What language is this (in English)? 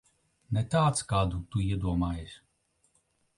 Latvian